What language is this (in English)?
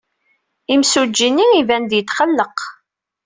Kabyle